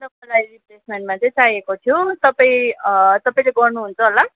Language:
Nepali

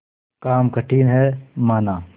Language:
Hindi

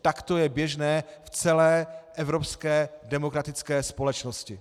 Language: Czech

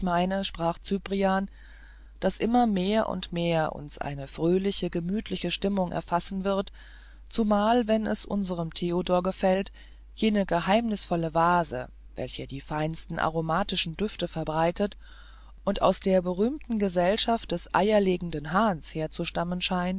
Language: German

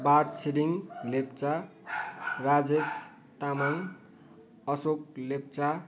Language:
Nepali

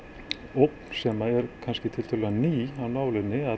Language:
Icelandic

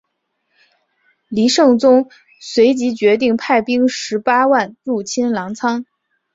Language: Chinese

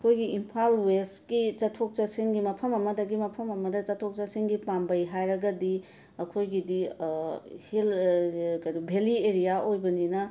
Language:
Manipuri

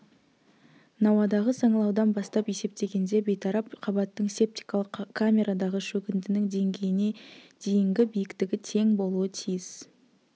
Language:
Kazakh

